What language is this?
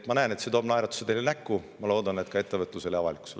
Estonian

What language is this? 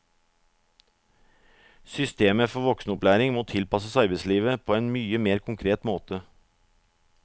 Norwegian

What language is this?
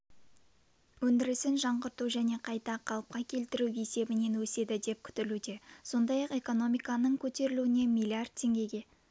Kazakh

